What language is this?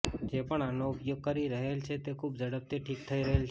Gujarati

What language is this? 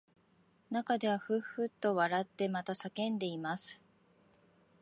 Japanese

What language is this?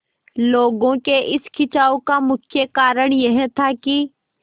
Hindi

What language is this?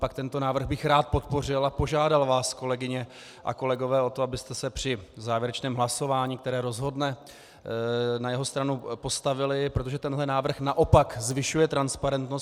Czech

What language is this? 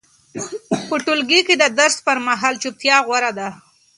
Pashto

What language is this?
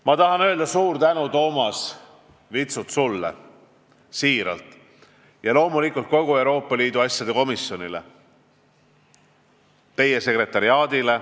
Estonian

